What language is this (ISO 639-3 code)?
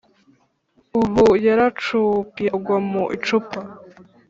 kin